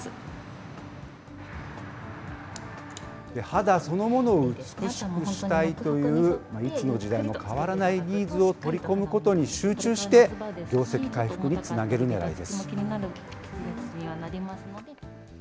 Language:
Japanese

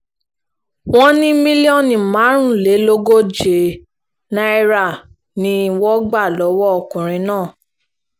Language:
Yoruba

